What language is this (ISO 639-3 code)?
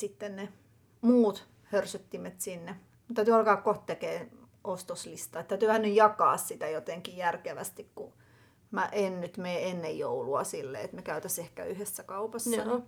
fin